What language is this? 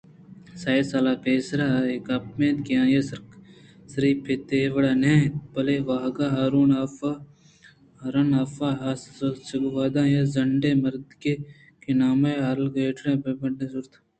Eastern Balochi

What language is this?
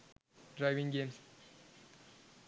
Sinhala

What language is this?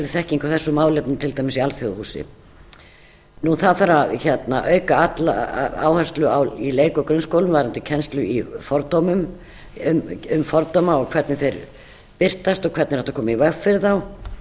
Icelandic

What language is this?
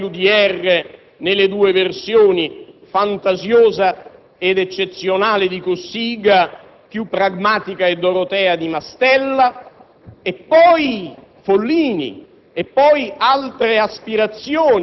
Italian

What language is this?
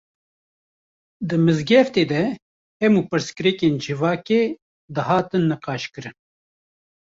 Kurdish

